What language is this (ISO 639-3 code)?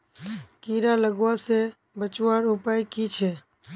mag